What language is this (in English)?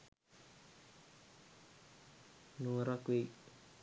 Sinhala